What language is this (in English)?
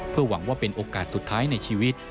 Thai